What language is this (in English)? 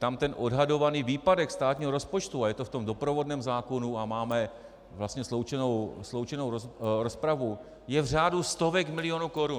Czech